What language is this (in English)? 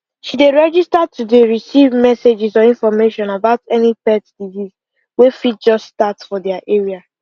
Nigerian Pidgin